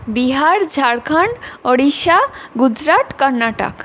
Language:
Bangla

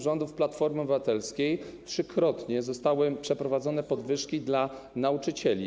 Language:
Polish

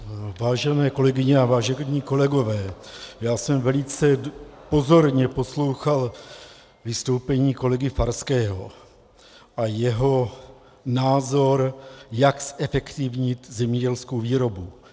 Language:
Czech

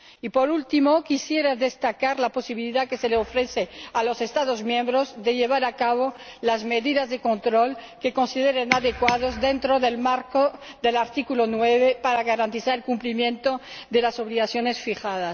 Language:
Spanish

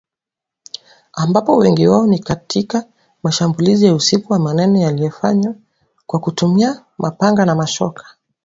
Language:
Swahili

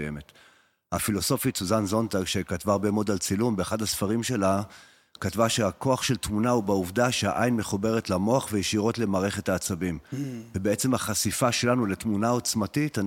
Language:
Hebrew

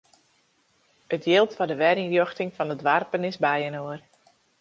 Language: Western Frisian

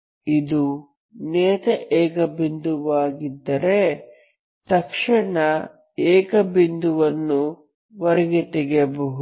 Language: Kannada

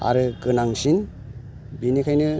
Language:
Bodo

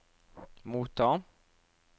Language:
Norwegian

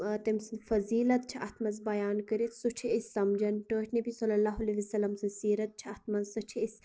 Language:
Kashmiri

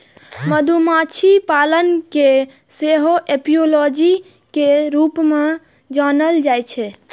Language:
Maithili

